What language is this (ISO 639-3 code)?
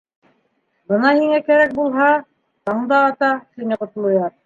bak